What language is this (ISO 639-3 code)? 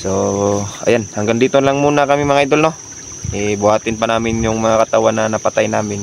fil